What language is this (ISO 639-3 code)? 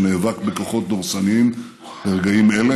heb